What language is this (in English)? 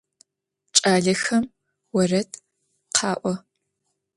Adyghe